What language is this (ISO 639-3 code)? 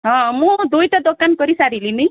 ori